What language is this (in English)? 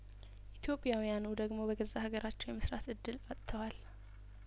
Amharic